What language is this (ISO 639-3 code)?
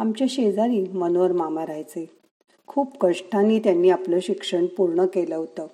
mar